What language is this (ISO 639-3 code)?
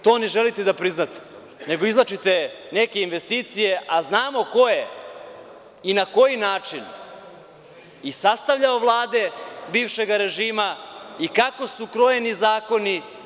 srp